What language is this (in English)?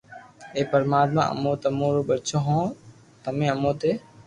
Loarki